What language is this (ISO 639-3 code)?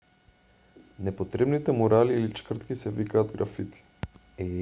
mkd